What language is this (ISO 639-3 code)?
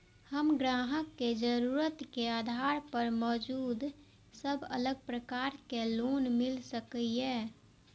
mai